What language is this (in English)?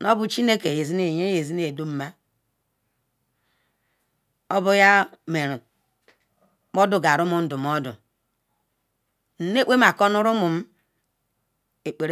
Ikwere